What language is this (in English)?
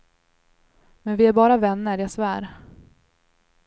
Swedish